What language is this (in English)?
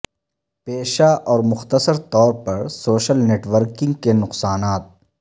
Urdu